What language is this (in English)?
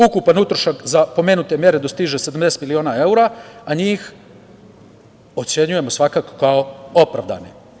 Serbian